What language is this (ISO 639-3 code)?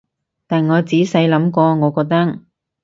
yue